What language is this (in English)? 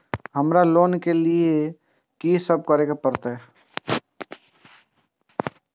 Maithili